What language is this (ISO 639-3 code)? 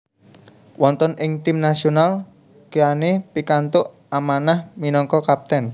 jav